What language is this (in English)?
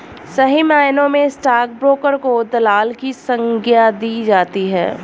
Hindi